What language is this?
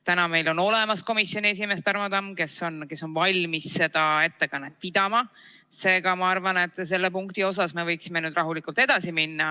Estonian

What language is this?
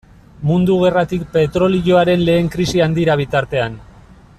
Basque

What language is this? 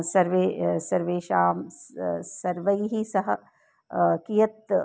Sanskrit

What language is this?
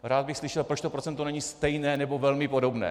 Czech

